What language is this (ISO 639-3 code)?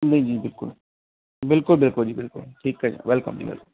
pan